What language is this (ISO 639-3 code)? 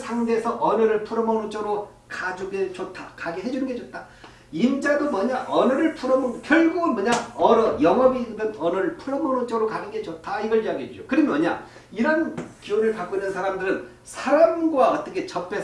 kor